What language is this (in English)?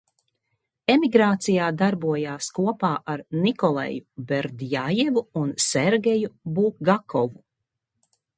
Latvian